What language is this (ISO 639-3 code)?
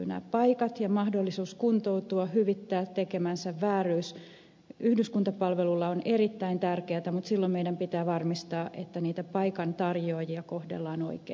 fin